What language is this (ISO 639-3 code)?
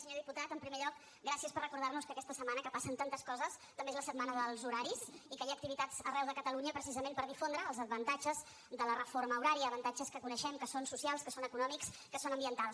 cat